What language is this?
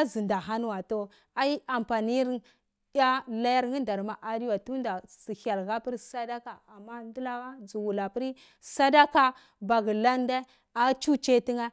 Cibak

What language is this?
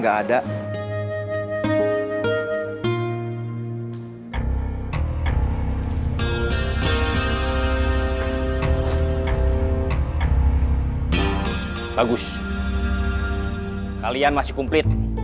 Indonesian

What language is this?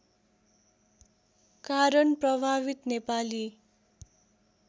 Nepali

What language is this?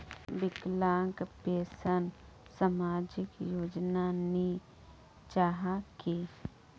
Magahi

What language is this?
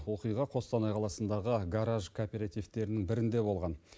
Kazakh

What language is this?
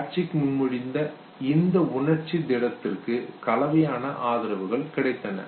Tamil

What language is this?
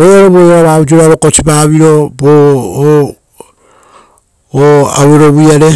Rotokas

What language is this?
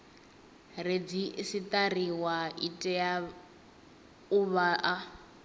Venda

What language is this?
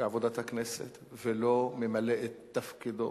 Hebrew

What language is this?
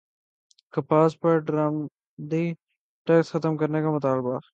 Urdu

